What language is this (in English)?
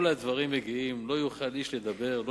Hebrew